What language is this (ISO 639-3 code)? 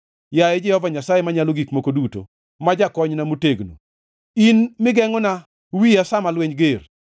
luo